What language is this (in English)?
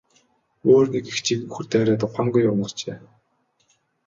Mongolian